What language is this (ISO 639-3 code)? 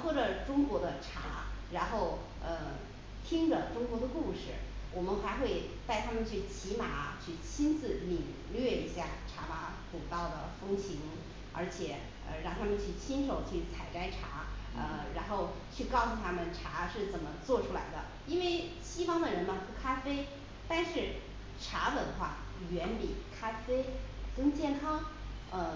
zho